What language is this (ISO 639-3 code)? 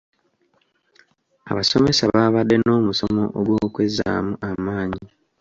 lug